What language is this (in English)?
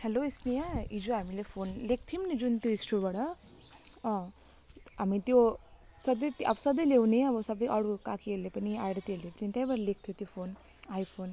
Nepali